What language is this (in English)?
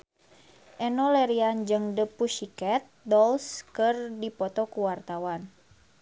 Sundanese